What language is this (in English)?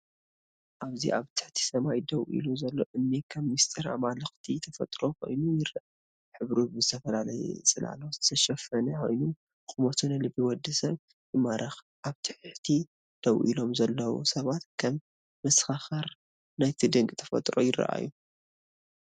Tigrinya